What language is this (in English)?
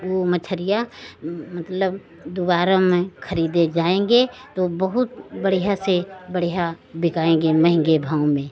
Hindi